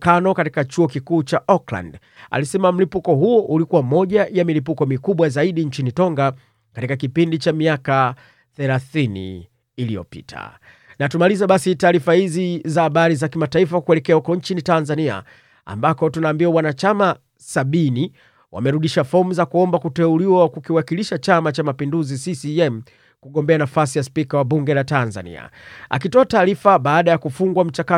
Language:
Swahili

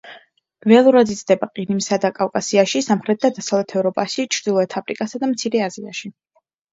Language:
Georgian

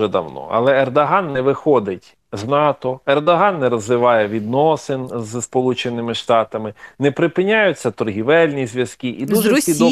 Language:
Ukrainian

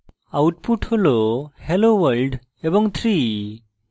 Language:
Bangla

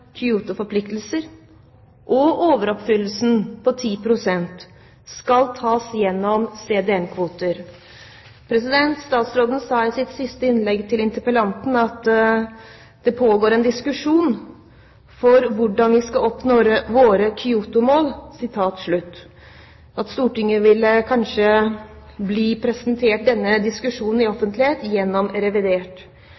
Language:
Norwegian Bokmål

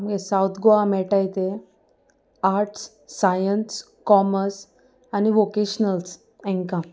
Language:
Konkani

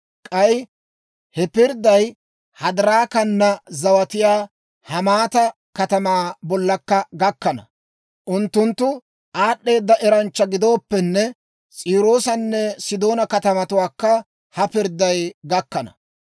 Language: Dawro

